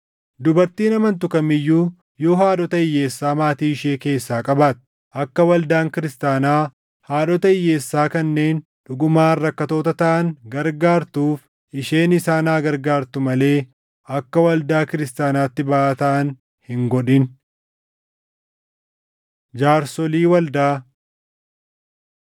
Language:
Oromo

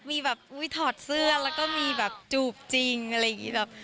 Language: Thai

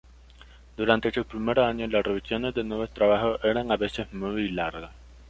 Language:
Spanish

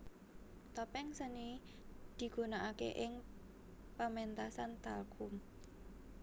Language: Javanese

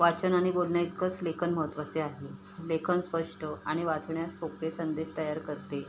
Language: Marathi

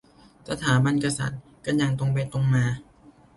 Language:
Thai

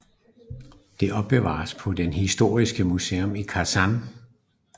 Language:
Danish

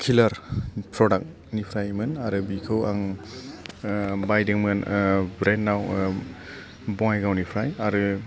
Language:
Bodo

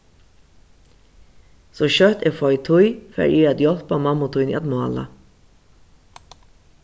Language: Faroese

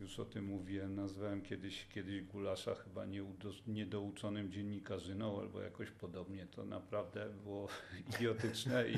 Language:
Polish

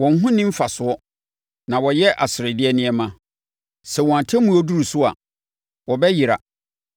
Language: Akan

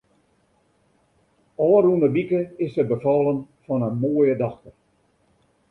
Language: Western Frisian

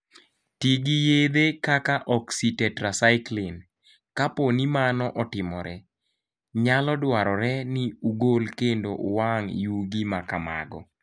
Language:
Luo (Kenya and Tanzania)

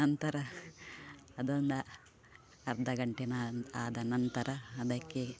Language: Kannada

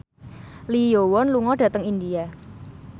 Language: Javanese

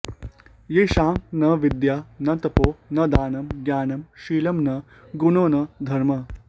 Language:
Sanskrit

